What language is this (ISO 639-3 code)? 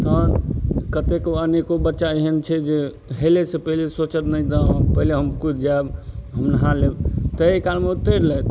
mai